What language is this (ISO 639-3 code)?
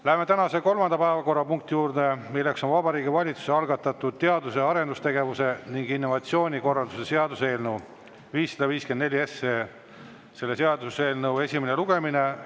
est